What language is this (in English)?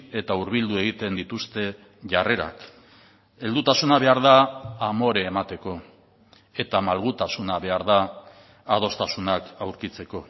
Basque